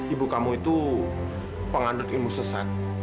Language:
Indonesian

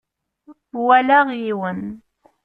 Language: Kabyle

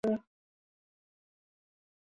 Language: Thai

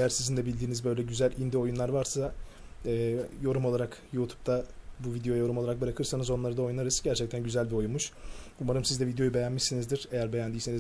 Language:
Turkish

